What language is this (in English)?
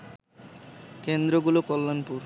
Bangla